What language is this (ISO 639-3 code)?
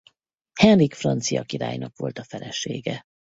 hun